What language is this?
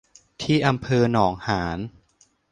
Thai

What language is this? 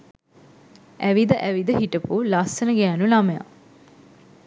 Sinhala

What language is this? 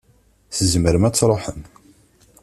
Kabyle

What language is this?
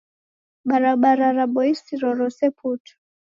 Taita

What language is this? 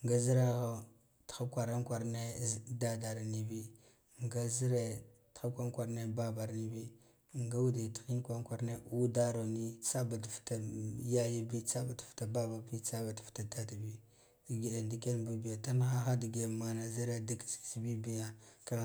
Guduf-Gava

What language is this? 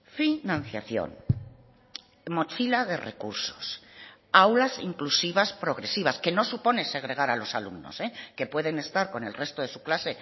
Spanish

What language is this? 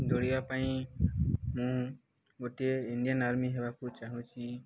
Odia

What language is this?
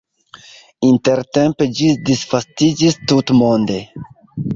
Esperanto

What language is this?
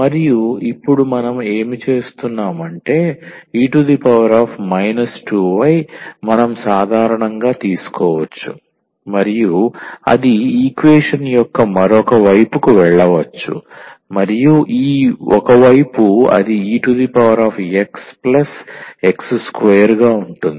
Telugu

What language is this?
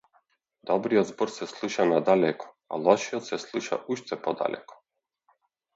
Macedonian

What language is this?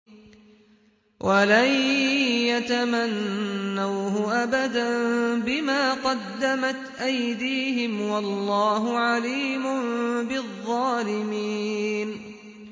Arabic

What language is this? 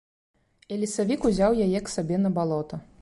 Belarusian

